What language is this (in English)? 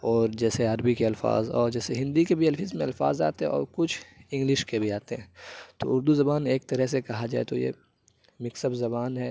Urdu